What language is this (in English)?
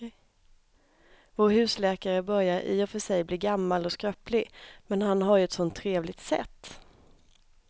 Swedish